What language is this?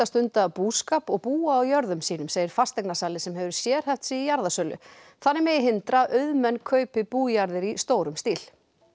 Icelandic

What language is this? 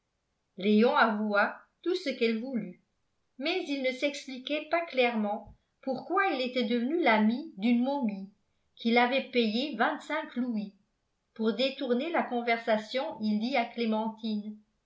French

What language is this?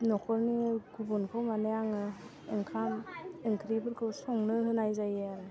Bodo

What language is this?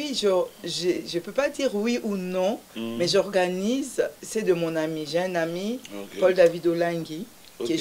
French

